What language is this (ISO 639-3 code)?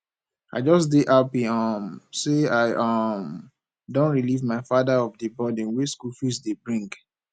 pcm